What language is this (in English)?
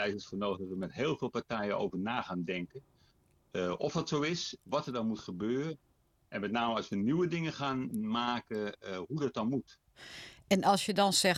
Dutch